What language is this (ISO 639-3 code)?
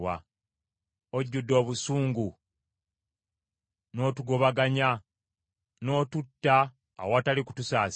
lug